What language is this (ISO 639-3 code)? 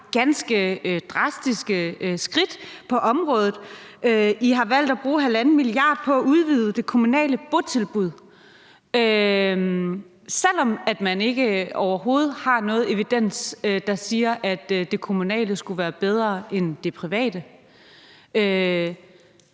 dan